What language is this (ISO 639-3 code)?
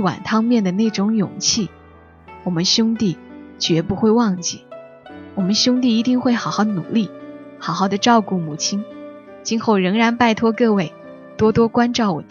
zho